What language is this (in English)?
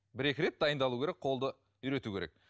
Kazakh